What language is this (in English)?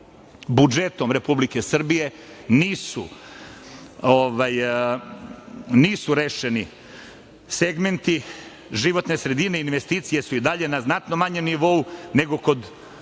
Serbian